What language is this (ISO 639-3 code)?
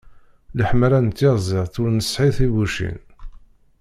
kab